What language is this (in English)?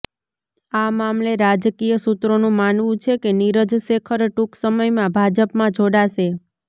Gujarati